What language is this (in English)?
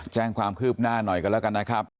Thai